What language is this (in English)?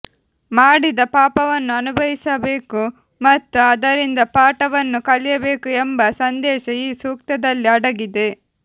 Kannada